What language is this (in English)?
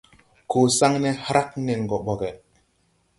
Tupuri